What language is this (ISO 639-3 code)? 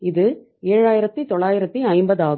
tam